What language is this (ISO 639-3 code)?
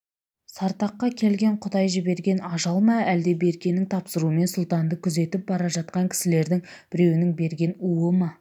kaz